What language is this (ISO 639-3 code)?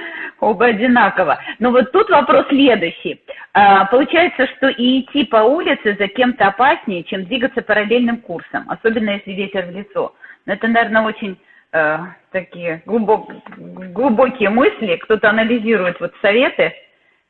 rus